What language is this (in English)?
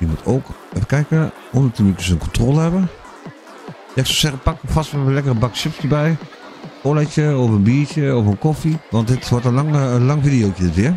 Dutch